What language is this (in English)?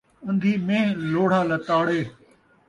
Saraiki